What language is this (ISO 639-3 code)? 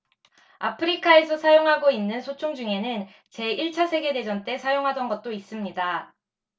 kor